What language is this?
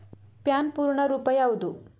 Kannada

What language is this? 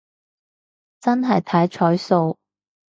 Cantonese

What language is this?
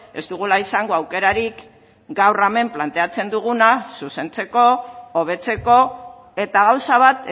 Basque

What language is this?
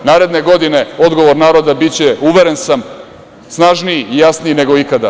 Serbian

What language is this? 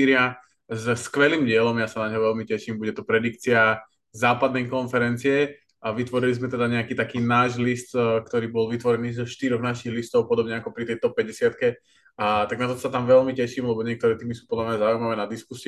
Slovak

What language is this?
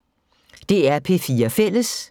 Danish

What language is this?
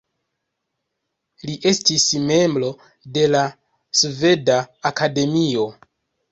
Esperanto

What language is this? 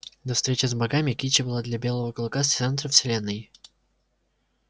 Russian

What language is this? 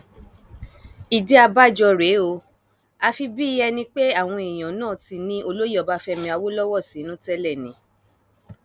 Yoruba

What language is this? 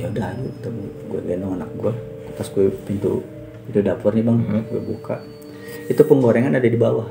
Indonesian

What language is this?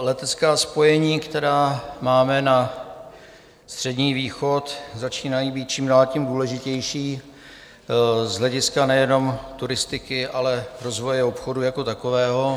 Czech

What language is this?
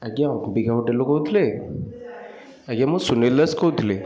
Odia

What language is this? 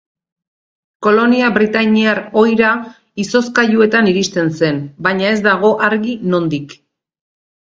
Basque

